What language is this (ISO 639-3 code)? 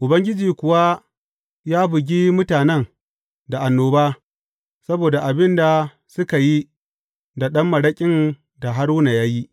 hau